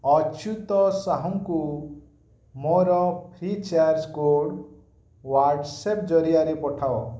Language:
Odia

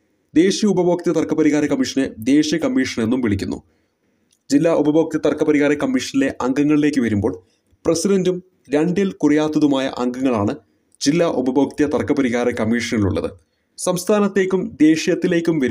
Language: Romanian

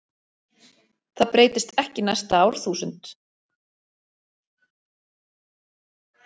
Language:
Icelandic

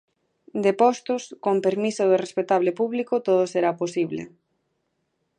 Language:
Galician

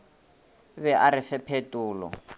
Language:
Northern Sotho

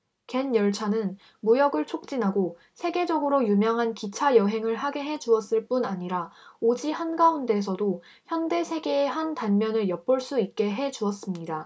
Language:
Korean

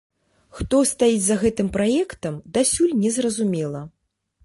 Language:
Belarusian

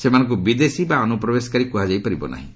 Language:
Odia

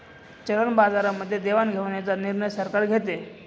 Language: Marathi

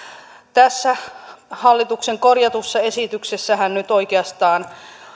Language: Finnish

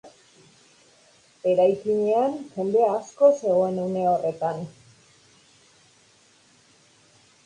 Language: Basque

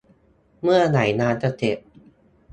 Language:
Thai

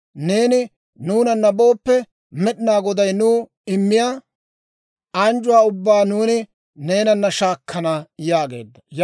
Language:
Dawro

